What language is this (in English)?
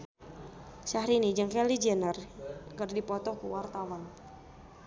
Sundanese